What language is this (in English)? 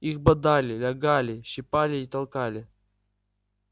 Russian